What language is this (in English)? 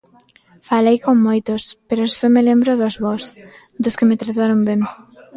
Galician